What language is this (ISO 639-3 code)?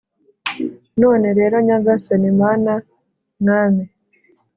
kin